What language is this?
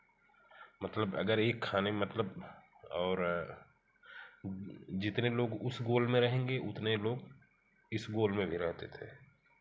Hindi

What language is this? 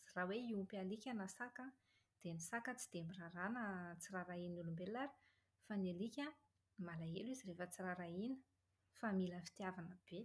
Malagasy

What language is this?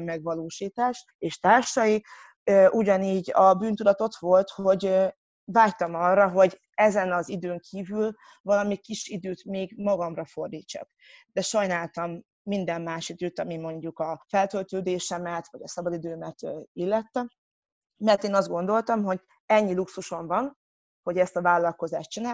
Hungarian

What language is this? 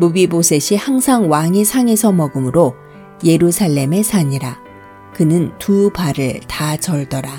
Korean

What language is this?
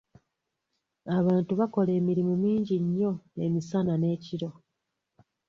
Ganda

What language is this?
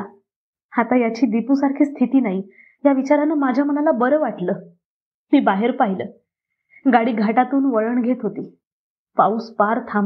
Marathi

